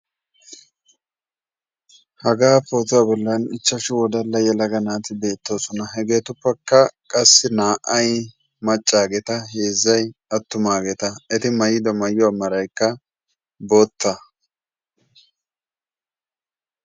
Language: Wolaytta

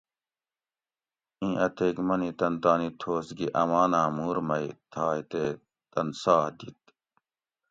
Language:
Gawri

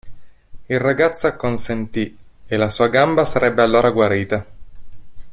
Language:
Italian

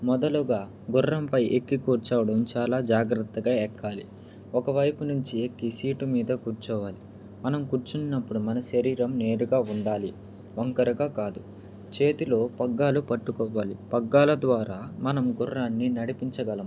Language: Telugu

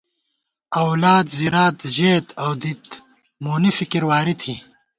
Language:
Gawar-Bati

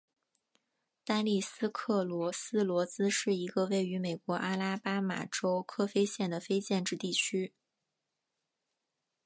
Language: Chinese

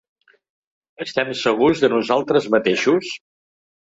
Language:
Catalan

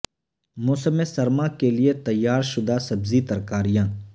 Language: Urdu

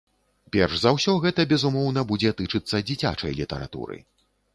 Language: Belarusian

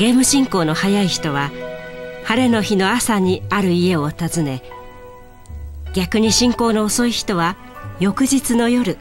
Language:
Japanese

